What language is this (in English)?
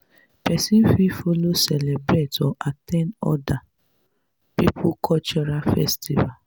Nigerian Pidgin